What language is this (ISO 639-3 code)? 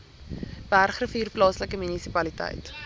afr